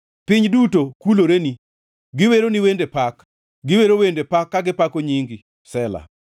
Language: Luo (Kenya and Tanzania)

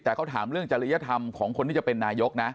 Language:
Thai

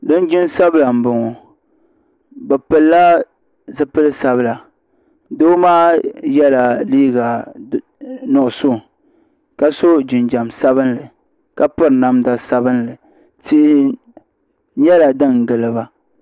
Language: Dagbani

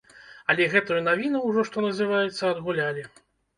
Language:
Belarusian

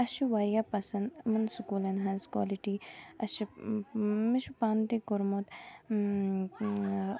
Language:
Kashmiri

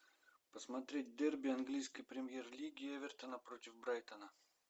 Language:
Russian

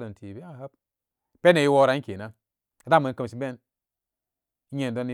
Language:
Samba Daka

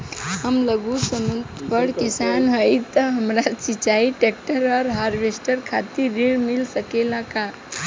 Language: Bhojpuri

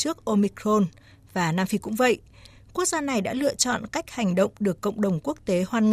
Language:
Vietnamese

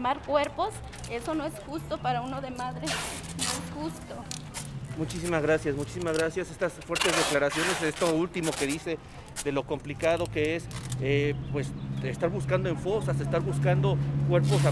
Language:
Spanish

